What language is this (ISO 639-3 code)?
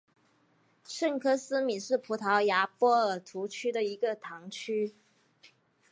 zho